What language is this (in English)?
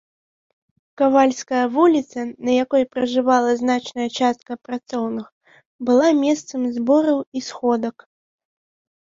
Belarusian